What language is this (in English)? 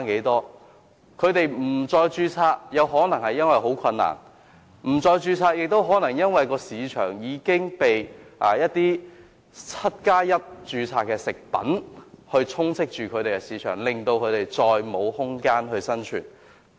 Cantonese